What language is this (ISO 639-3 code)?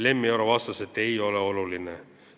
est